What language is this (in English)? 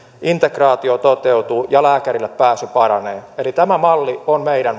Finnish